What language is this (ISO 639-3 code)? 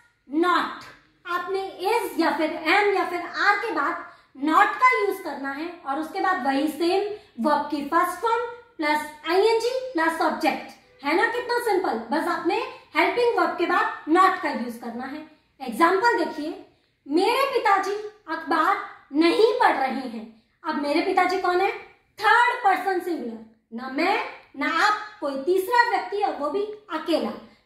hin